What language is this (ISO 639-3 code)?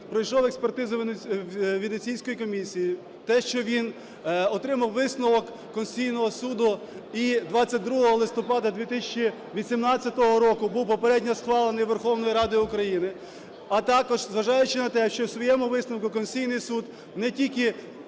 ukr